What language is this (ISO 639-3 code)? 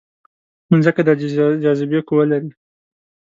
pus